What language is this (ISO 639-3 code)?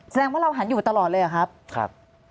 tha